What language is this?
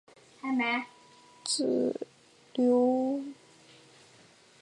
Chinese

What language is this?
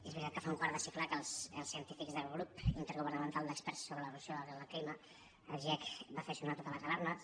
Catalan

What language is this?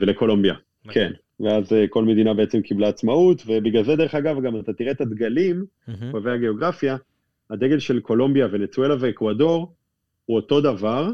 Hebrew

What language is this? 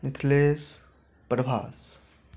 Maithili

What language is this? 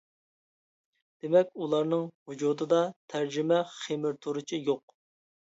Uyghur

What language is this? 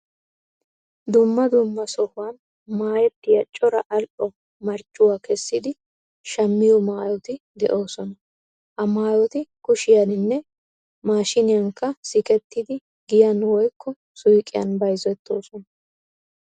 Wolaytta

